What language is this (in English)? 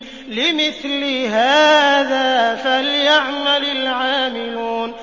Arabic